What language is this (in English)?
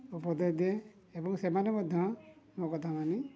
Odia